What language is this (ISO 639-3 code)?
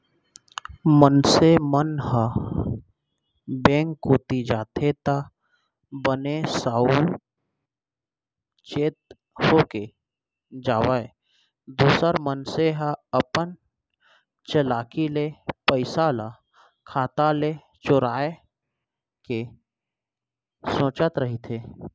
hne